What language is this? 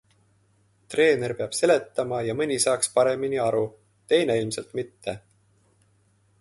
Estonian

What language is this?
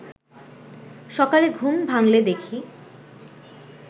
Bangla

